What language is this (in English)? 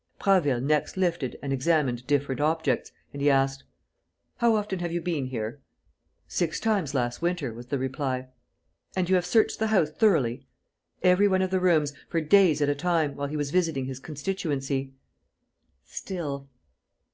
English